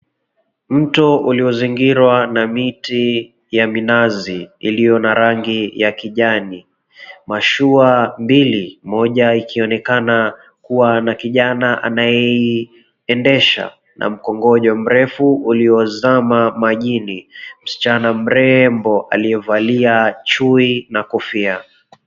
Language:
Swahili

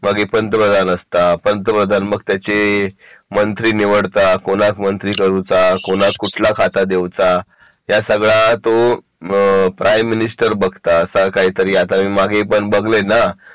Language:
Marathi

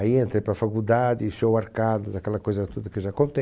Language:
Portuguese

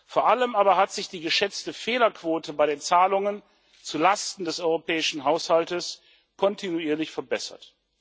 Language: German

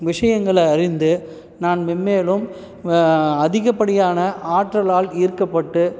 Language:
Tamil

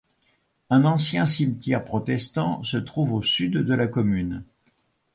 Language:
French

